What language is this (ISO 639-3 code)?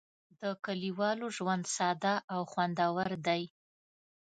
pus